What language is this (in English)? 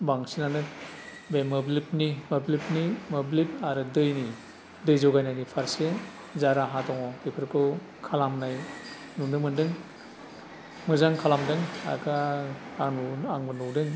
Bodo